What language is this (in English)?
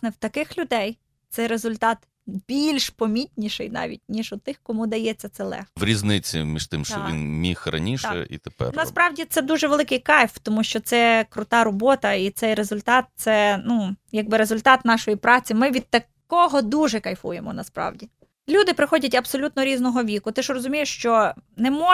Ukrainian